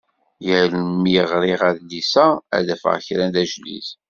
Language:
Kabyle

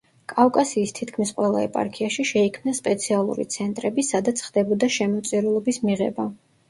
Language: Georgian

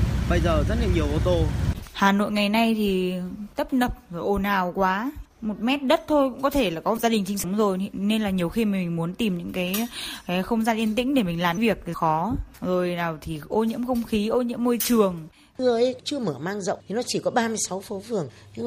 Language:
Vietnamese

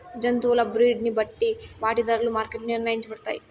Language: Telugu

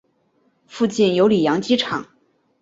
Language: Chinese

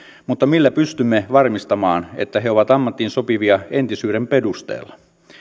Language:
Finnish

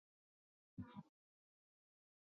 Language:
Chinese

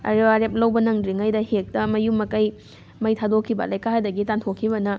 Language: Manipuri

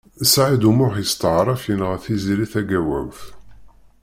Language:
Kabyle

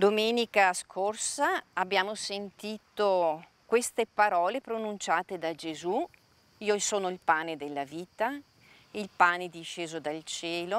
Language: Italian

